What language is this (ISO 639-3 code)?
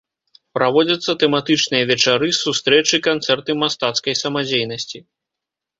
bel